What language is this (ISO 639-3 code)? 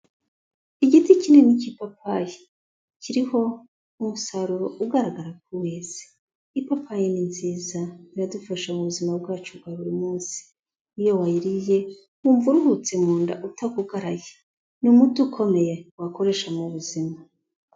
kin